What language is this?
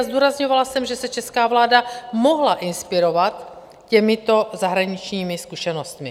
Czech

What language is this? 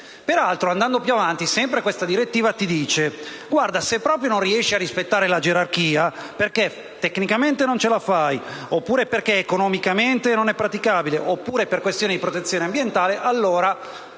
Italian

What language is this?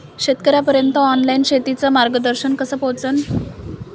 Marathi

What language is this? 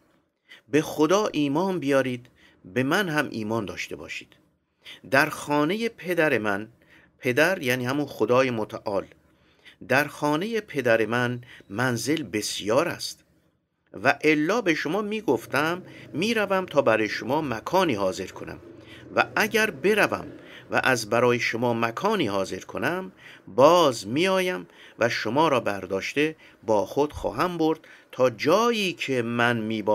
Persian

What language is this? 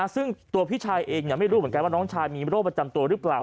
Thai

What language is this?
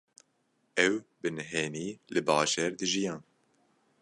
Kurdish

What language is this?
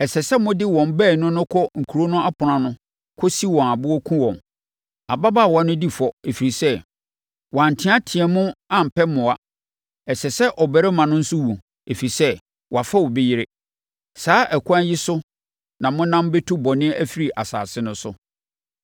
Akan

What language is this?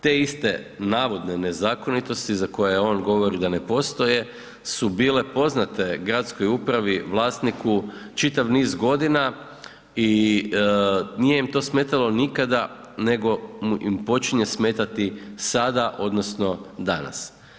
Croatian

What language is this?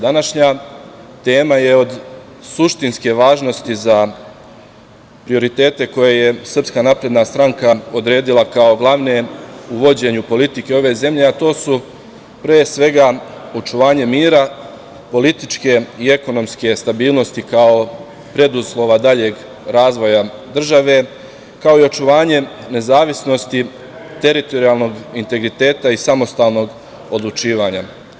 Serbian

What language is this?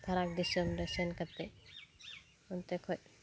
Santali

